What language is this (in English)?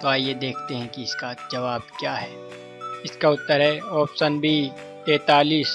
Hindi